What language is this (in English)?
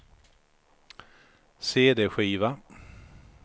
Swedish